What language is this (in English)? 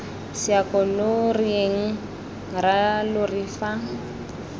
Tswana